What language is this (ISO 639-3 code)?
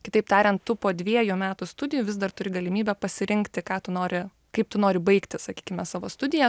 lit